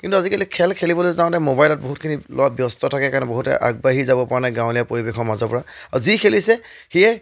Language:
Assamese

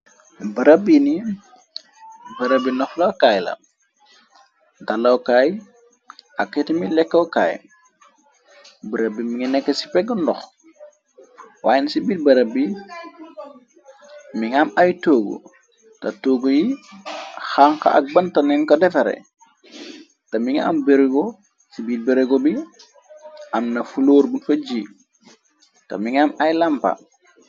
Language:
Wolof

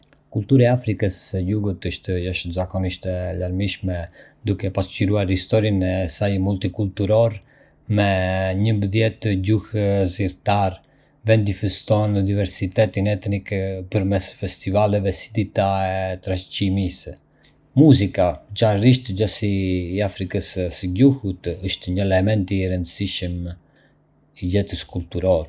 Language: Arbëreshë Albanian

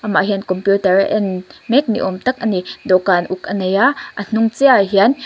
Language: Mizo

